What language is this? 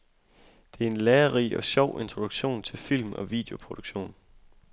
Danish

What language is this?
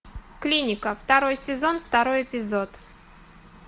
Russian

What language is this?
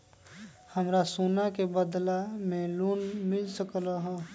Magahi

